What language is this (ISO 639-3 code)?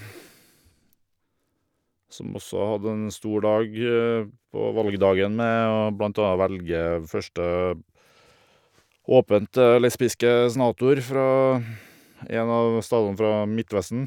nor